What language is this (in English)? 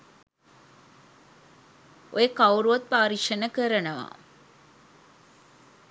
Sinhala